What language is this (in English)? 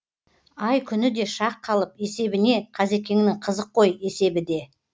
Kazakh